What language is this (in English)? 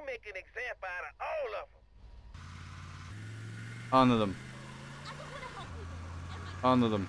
Turkish